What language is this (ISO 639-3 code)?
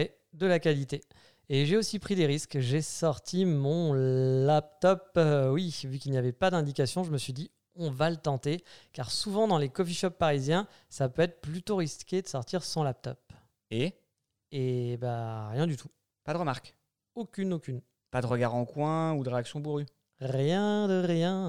fra